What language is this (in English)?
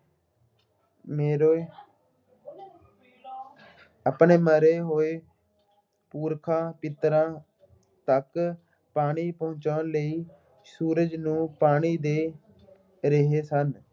Punjabi